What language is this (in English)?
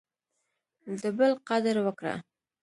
Pashto